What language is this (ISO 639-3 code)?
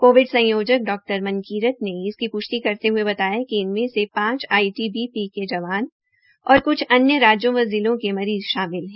hin